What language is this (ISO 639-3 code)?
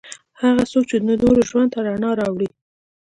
pus